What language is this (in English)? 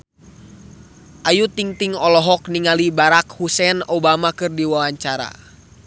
Sundanese